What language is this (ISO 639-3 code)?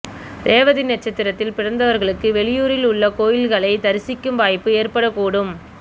tam